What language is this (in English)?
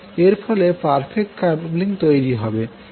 Bangla